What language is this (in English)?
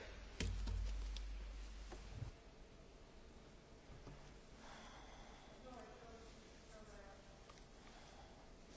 Spanish